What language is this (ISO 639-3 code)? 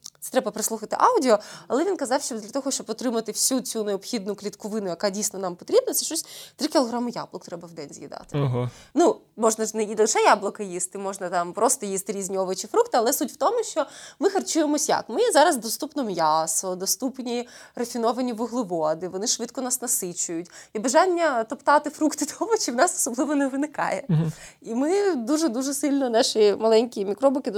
ukr